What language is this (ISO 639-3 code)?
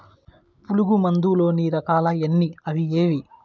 tel